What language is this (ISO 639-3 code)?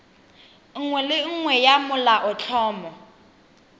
tsn